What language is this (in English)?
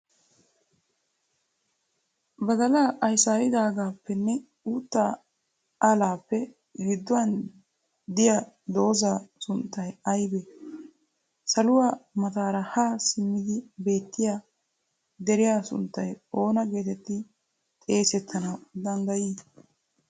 Wolaytta